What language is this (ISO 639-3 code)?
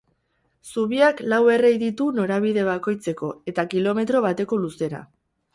eus